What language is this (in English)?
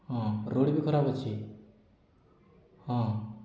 Odia